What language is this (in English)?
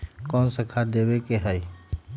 Magahi